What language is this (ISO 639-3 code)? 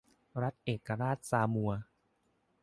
tha